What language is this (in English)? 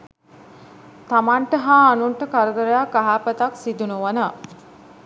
Sinhala